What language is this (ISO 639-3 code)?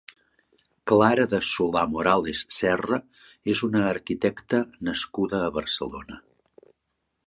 cat